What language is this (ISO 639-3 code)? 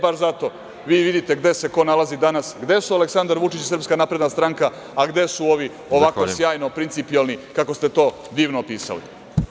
srp